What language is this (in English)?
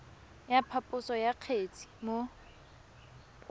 Tswana